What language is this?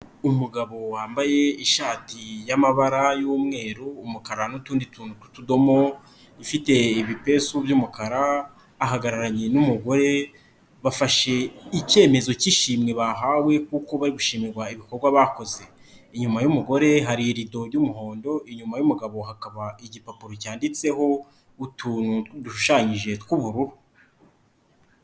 Kinyarwanda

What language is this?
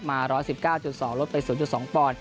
Thai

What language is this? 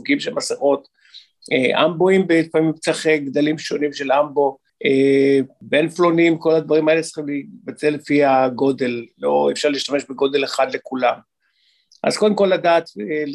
Hebrew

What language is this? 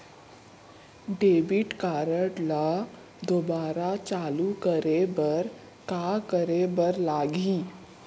Chhattisgarhi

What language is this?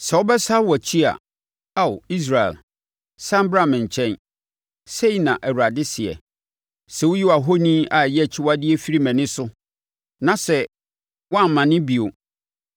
Akan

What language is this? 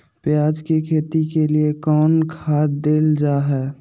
Magahi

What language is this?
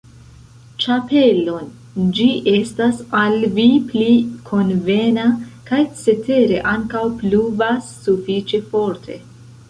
Esperanto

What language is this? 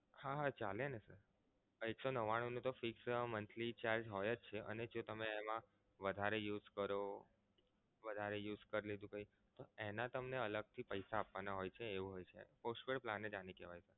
Gujarati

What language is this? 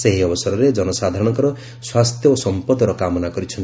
Odia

